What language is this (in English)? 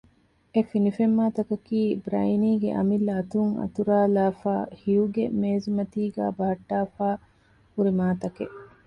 Divehi